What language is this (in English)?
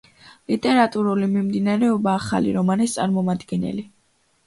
Georgian